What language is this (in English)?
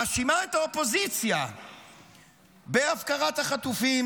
Hebrew